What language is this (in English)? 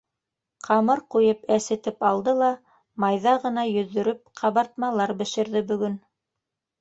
Bashkir